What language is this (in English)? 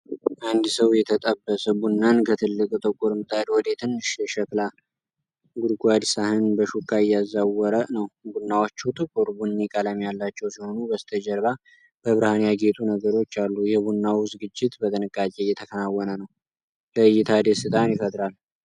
Amharic